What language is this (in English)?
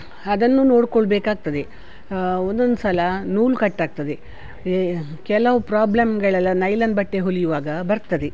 Kannada